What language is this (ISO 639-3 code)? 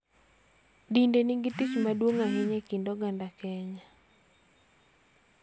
luo